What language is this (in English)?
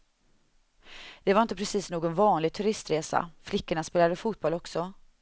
Swedish